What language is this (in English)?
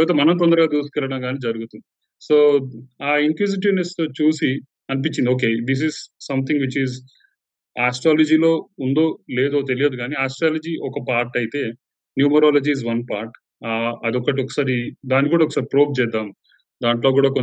Telugu